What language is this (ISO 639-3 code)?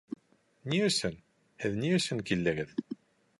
bak